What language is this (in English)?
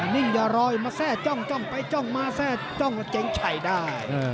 Thai